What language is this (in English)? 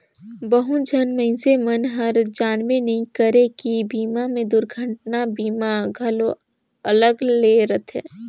Chhattisgarhi